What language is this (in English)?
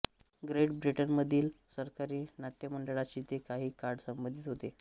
Marathi